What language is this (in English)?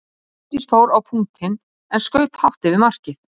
Icelandic